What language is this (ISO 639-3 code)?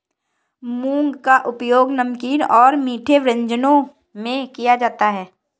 hin